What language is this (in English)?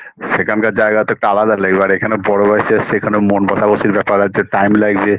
Bangla